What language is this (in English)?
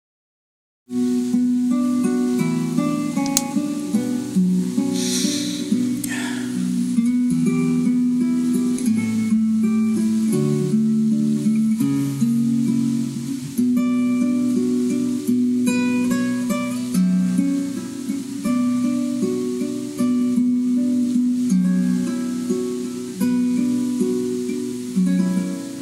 Indonesian